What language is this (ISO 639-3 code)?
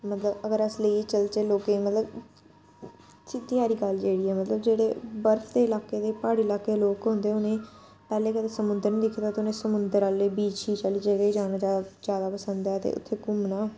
doi